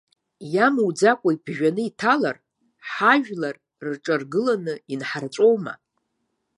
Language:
Abkhazian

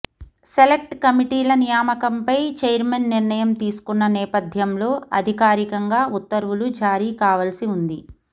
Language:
Telugu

